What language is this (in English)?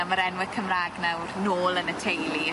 Welsh